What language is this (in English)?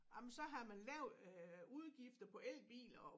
Danish